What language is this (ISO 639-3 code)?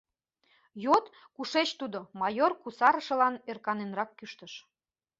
chm